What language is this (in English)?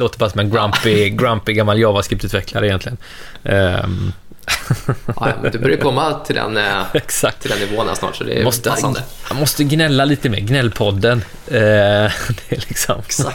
Swedish